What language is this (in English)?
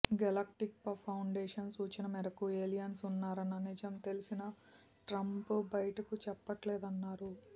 Telugu